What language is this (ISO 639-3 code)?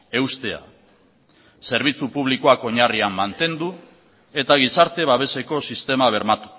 eus